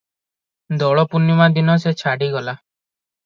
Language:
Odia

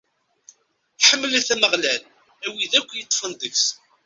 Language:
Kabyle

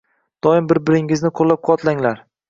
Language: Uzbek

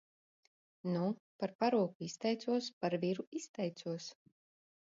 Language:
Latvian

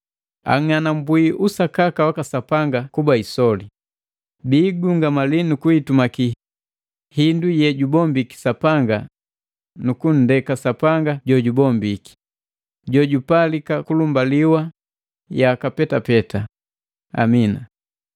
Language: Matengo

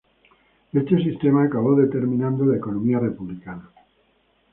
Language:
Spanish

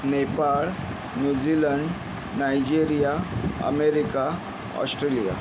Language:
Marathi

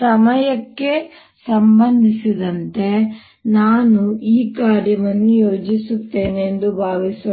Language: Kannada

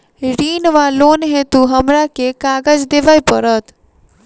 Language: Maithili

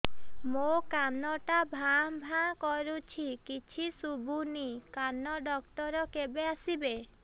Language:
Odia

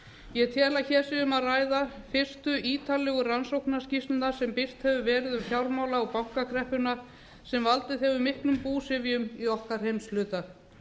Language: Icelandic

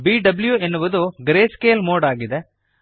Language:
Kannada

